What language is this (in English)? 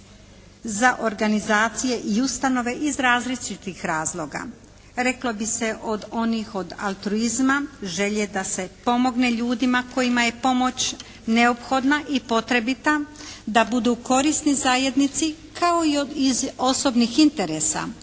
Croatian